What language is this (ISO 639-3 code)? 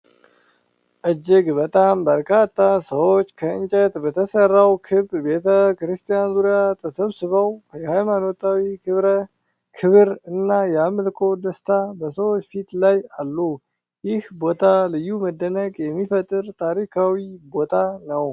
amh